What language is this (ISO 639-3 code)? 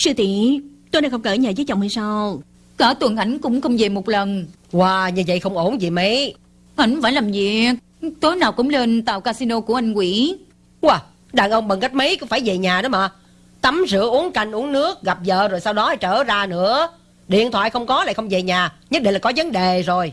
vie